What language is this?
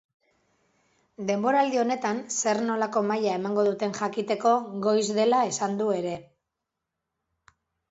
Basque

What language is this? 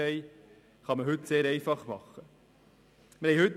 Swiss German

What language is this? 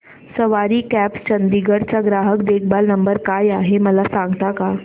Marathi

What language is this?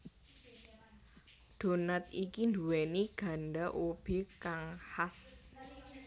Javanese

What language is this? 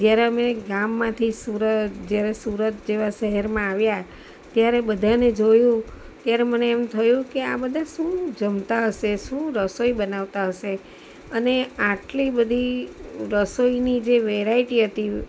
Gujarati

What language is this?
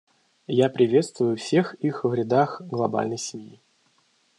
Russian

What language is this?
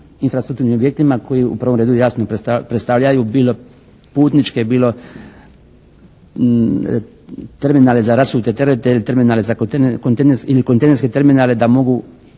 Croatian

